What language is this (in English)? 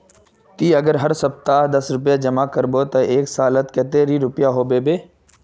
Magahi